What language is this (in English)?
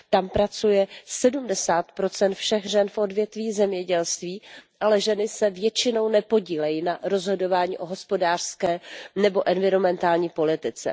Czech